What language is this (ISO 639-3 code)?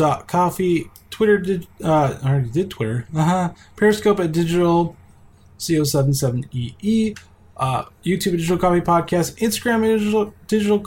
eng